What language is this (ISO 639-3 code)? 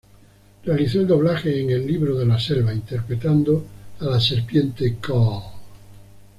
spa